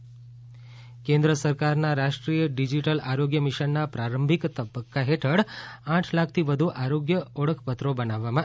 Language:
Gujarati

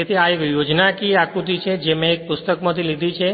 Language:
Gujarati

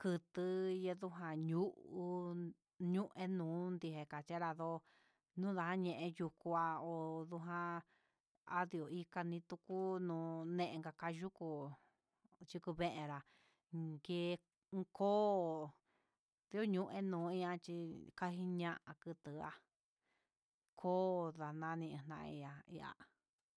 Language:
Huitepec Mixtec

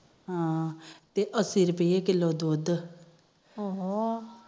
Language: Punjabi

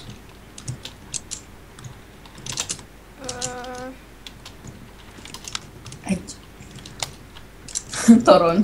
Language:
Hungarian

